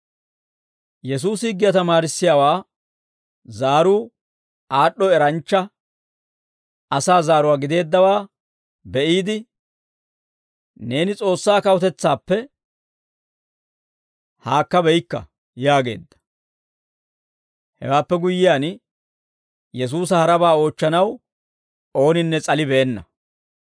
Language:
Dawro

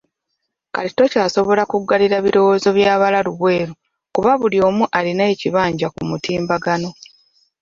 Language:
Ganda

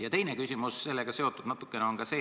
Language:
Estonian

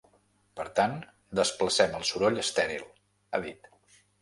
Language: Catalan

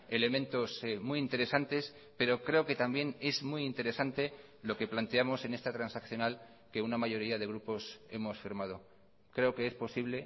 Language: Spanish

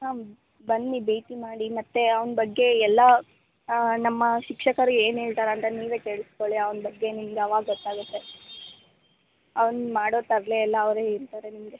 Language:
Kannada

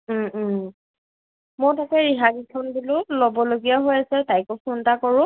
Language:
Assamese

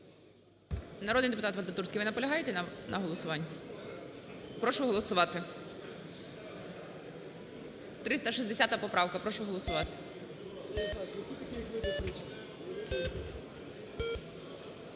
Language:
Ukrainian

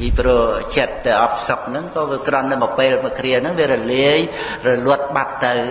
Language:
Khmer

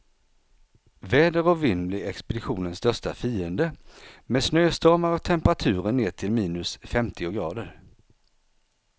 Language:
Swedish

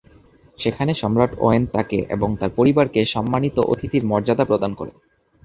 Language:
Bangla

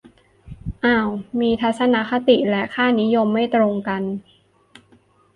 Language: Thai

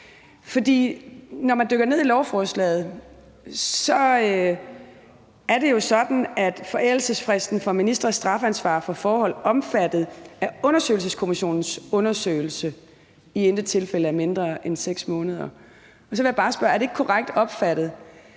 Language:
Danish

